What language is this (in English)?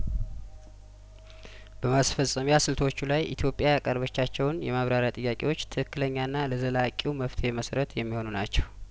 Amharic